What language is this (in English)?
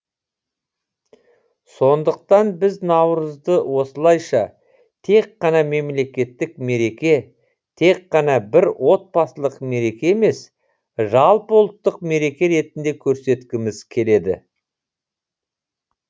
Kazakh